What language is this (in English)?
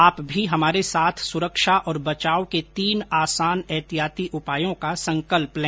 Hindi